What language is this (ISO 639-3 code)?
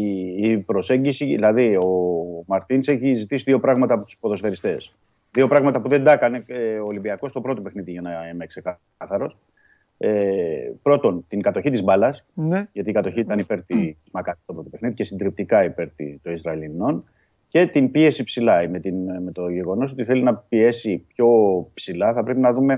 ell